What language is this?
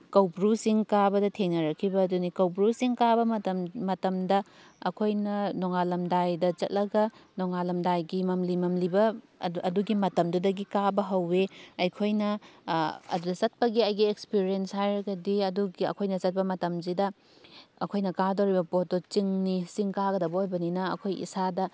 Manipuri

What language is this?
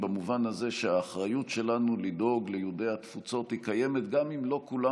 Hebrew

